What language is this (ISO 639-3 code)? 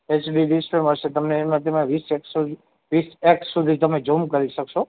guj